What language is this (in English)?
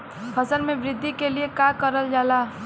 Bhojpuri